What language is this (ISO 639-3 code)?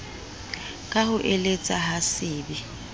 sot